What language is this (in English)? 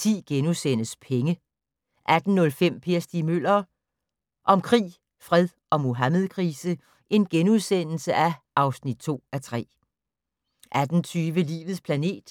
Danish